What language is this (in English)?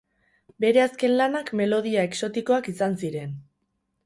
Basque